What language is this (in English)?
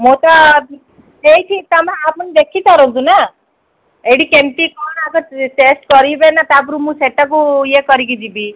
Odia